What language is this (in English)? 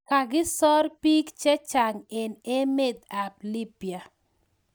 Kalenjin